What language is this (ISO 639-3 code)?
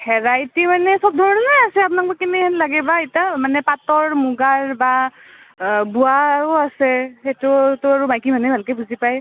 asm